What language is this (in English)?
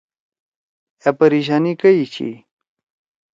Torwali